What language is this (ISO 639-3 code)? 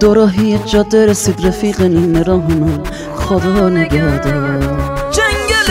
fas